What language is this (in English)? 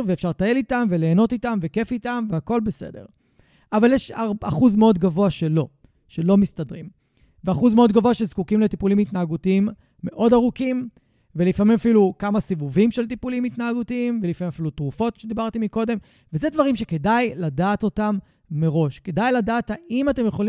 Hebrew